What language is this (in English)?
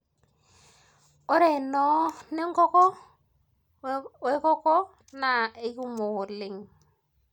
Masai